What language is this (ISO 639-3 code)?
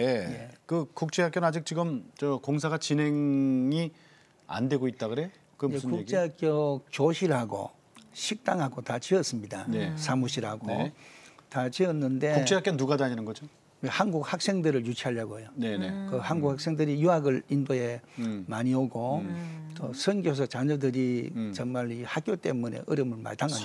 kor